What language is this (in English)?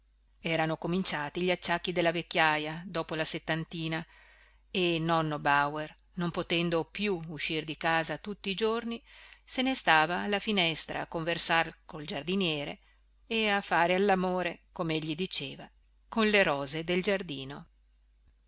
Italian